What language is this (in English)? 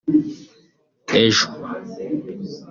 Kinyarwanda